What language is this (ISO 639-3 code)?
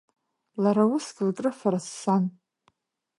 abk